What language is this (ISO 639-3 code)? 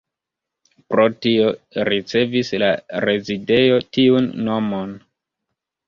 epo